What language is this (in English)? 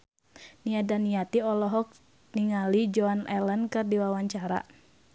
Sundanese